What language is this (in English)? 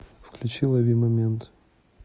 Russian